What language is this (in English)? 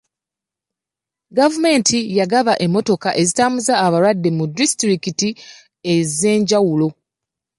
Ganda